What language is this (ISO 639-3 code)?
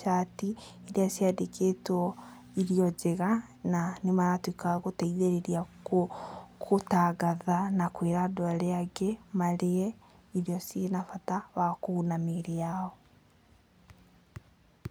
kik